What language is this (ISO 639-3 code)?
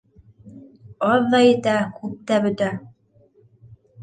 bak